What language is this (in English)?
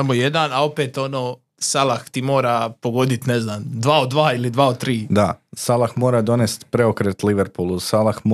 Croatian